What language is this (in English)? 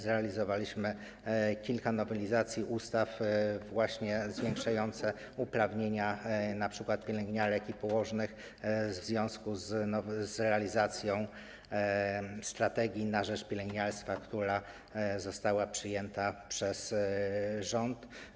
Polish